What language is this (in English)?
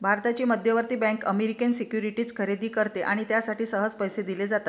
Marathi